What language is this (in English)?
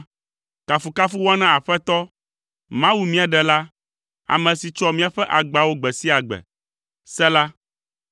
Ewe